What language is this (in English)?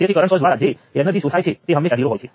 Gujarati